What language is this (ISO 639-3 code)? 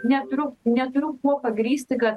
lit